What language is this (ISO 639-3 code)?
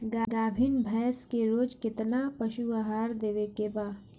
bho